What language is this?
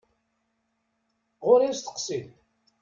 Kabyle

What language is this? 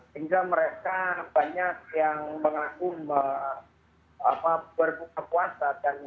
Indonesian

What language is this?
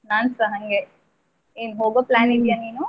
Kannada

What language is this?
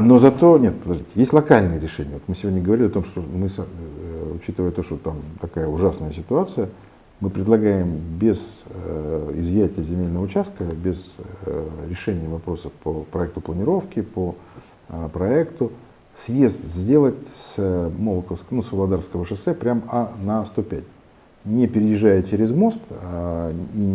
Russian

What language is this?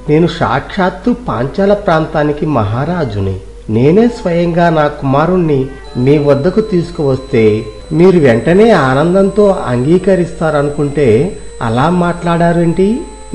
Telugu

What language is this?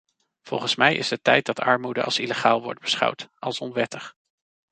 Dutch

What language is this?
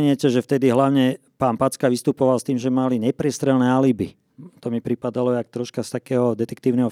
Slovak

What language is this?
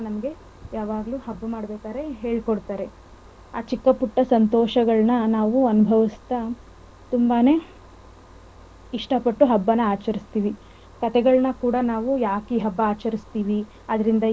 Kannada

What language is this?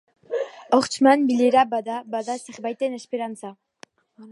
Basque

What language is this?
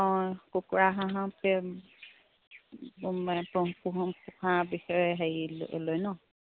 Assamese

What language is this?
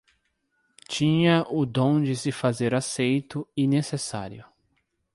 Portuguese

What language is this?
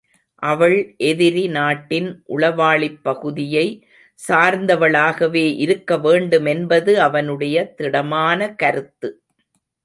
Tamil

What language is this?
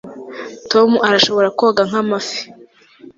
Kinyarwanda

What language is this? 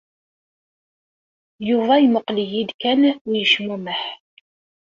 Kabyle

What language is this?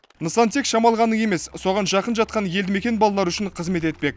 Kazakh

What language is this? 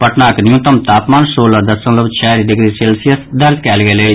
Maithili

